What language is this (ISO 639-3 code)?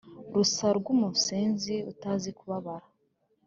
kin